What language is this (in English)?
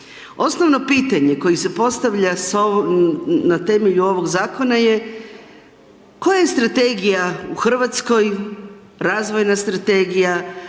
Croatian